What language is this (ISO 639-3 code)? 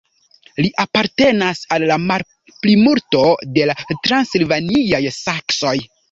epo